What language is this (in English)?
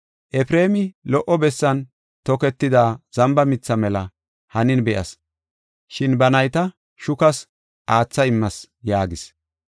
Gofa